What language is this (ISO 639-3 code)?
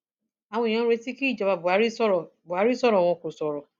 yor